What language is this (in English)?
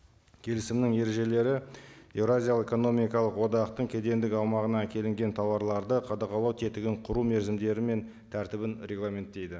Kazakh